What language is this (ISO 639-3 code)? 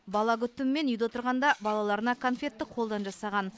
kaz